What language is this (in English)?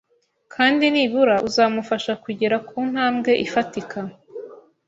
Kinyarwanda